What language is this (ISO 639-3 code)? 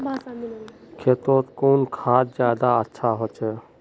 mag